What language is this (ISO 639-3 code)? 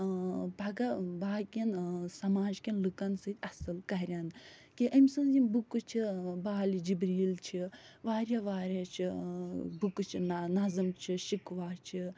kas